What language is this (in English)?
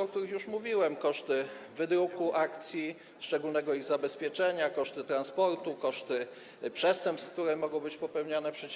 Polish